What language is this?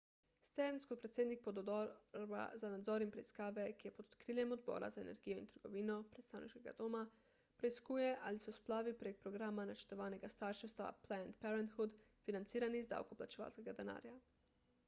Slovenian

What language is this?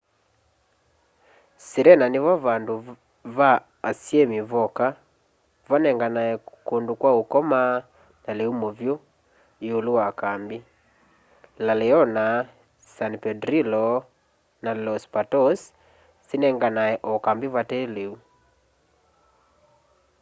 Kamba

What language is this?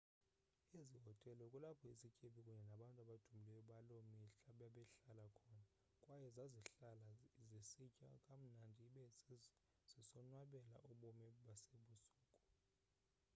Xhosa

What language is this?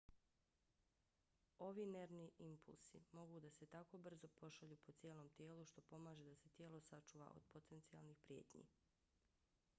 Bosnian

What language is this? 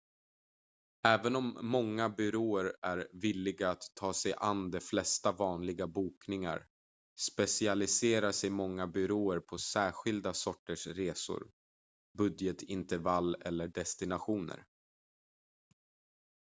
Swedish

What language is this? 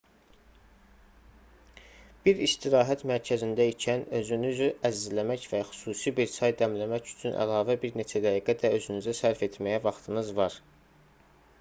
Azerbaijani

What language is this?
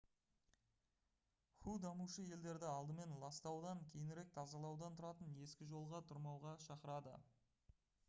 Kazakh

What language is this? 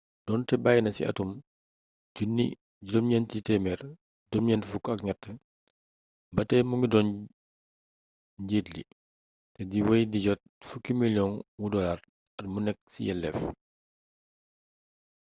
Wolof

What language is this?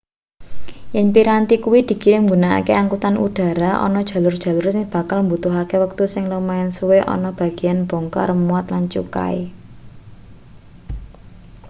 Javanese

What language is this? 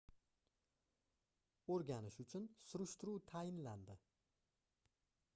Uzbek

